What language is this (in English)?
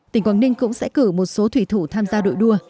Vietnamese